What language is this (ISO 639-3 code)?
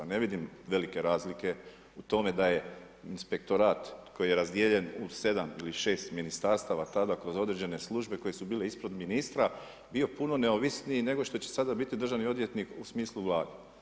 hrv